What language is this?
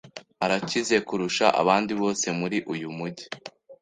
Kinyarwanda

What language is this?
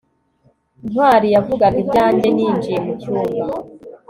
Kinyarwanda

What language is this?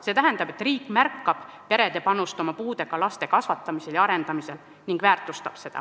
Estonian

